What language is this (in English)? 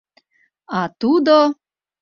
Mari